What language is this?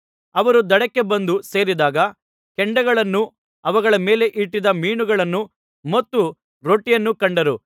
Kannada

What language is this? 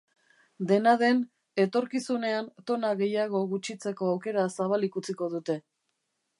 Basque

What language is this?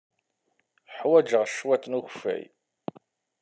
Kabyle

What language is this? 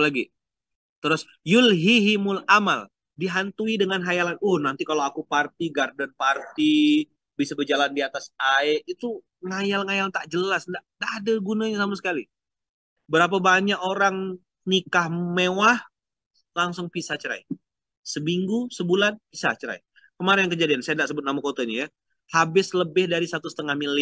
Indonesian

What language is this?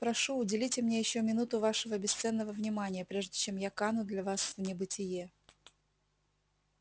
Russian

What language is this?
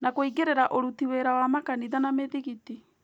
Kikuyu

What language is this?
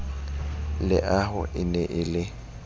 Southern Sotho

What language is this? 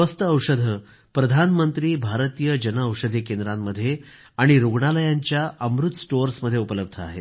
Marathi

